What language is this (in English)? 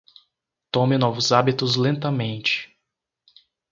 Portuguese